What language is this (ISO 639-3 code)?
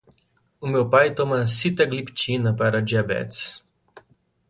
por